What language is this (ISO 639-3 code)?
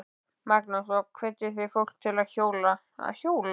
isl